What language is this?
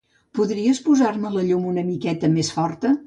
Catalan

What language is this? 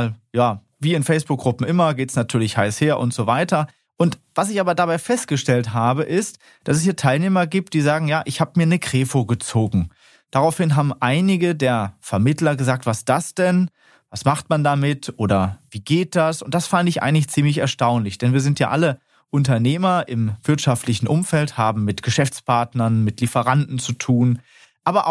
German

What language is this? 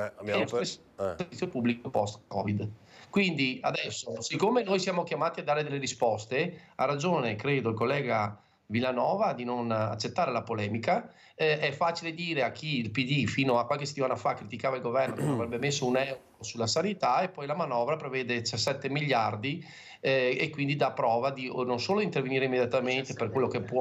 Italian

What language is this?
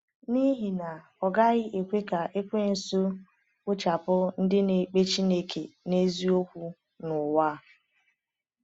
Igbo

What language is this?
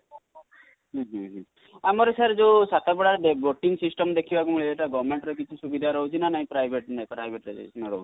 Odia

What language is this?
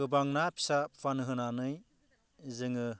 Bodo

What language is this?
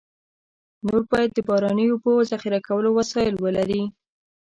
Pashto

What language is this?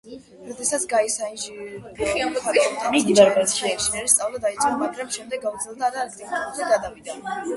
Georgian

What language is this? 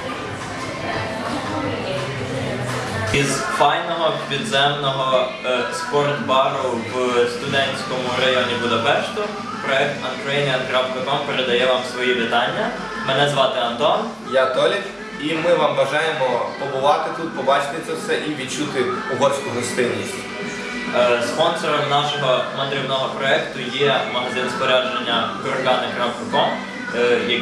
Ukrainian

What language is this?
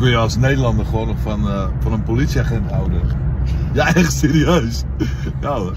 Dutch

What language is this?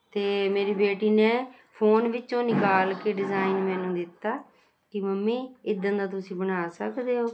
Punjabi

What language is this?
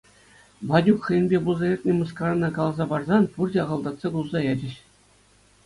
Chuvash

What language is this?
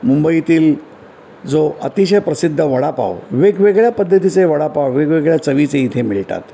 Marathi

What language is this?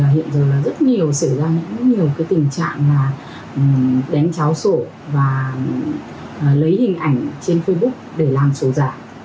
Vietnamese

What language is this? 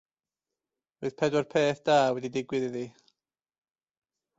Welsh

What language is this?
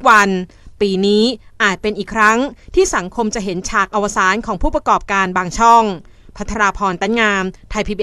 Thai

